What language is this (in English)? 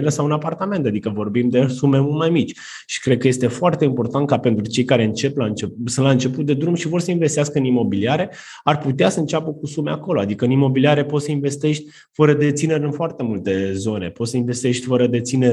Romanian